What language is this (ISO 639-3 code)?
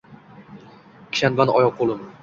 uzb